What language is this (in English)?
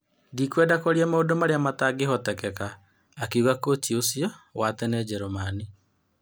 Kikuyu